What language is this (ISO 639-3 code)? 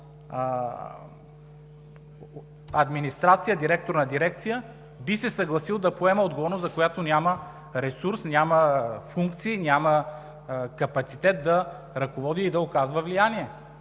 bul